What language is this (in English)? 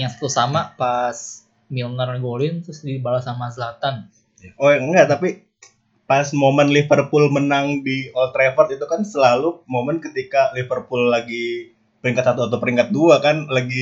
Indonesian